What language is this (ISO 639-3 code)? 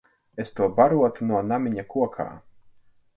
lav